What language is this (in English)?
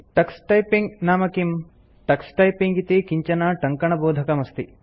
Sanskrit